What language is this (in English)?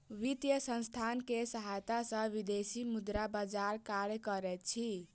Maithili